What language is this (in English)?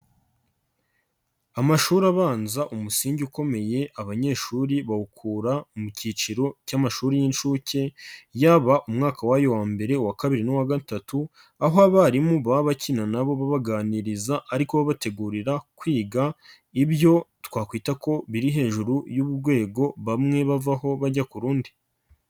Kinyarwanda